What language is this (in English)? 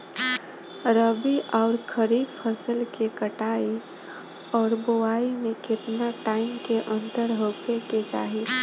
Bhojpuri